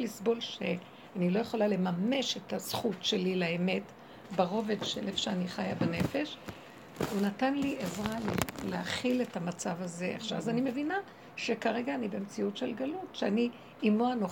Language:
Hebrew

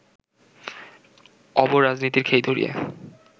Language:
Bangla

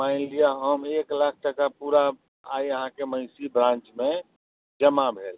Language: Maithili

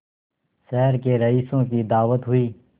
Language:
Hindi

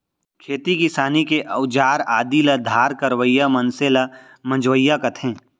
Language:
Chhattisgarhi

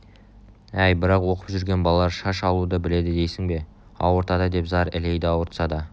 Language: Kazakh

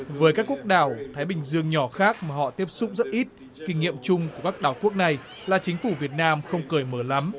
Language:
Vietnamese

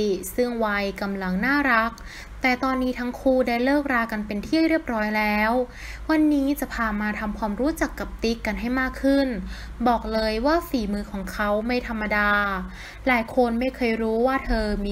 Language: Thai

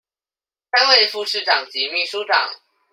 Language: Chinese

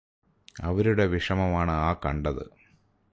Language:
Malayalam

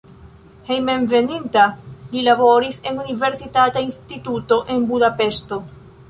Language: Esperanto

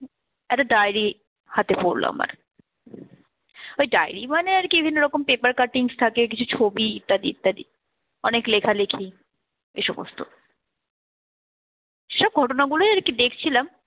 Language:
Bangla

